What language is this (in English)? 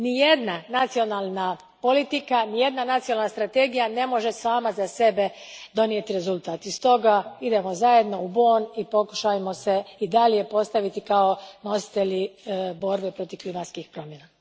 Croatian